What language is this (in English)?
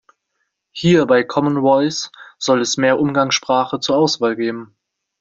German